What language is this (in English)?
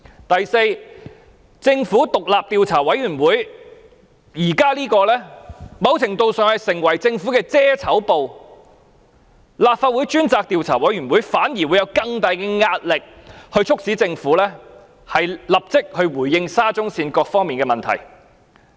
Cantonese